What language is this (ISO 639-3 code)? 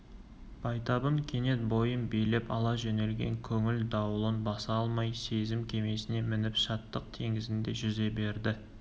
kaz